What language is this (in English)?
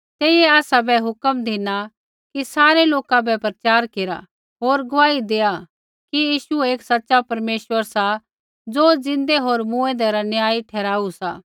Kullu Pahari